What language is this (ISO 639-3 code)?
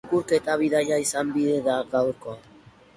eus